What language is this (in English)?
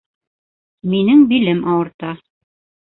Bashkir